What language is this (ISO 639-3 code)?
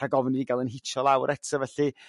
cym